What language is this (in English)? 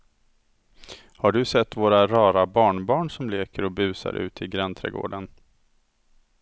Swedish